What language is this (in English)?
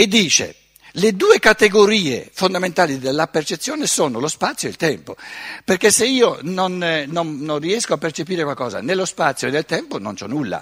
Italian